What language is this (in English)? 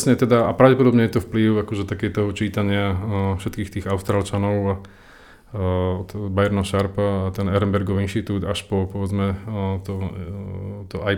Slovak